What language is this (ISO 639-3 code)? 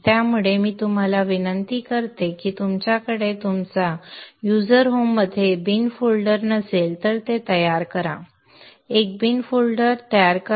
mar